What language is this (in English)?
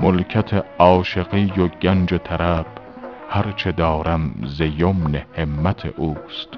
Persian